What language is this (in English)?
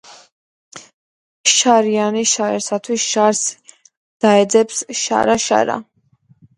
Georgian